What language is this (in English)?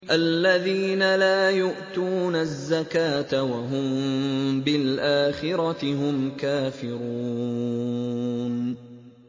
Arabic